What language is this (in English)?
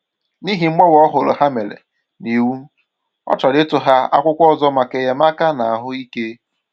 Igbo